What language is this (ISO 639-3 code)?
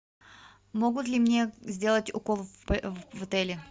rus